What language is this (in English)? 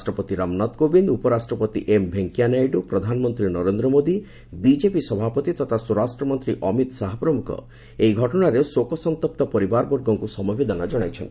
Odia